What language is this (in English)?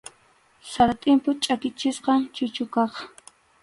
Arequipa-La Unión Quechua